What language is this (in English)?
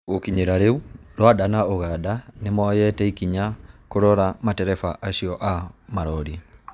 Kikuyu